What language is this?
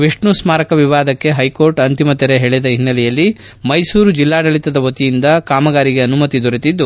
Kannada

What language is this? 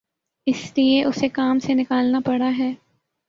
Urdu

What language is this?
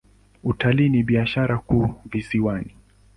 Swahili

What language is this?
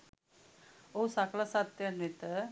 Sinhala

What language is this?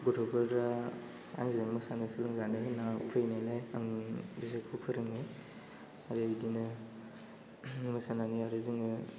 Bodo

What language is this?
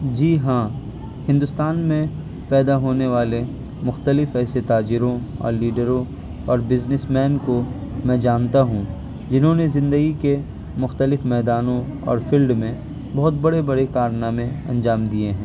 Urdu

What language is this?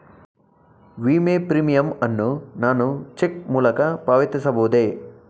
Kannada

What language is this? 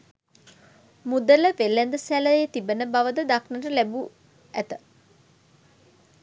Sinhala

